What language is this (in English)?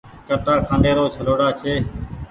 Goaria